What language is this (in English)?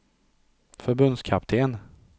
Swedish